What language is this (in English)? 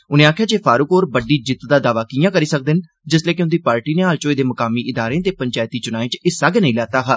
Dogri